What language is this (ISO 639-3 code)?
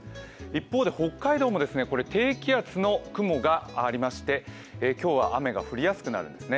jpn